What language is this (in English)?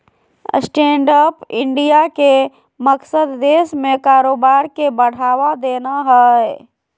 Magahi